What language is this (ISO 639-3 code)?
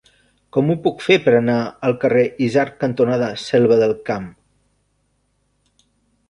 cat